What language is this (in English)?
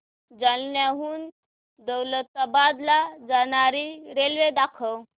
Marathi